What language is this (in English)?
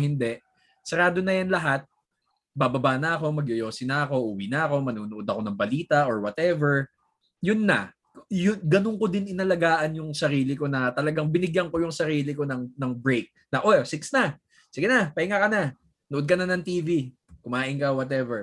Filipino